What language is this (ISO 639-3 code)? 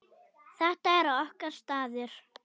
isl